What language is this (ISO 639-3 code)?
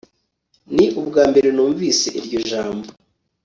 kin